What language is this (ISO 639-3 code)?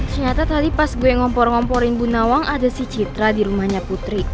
ind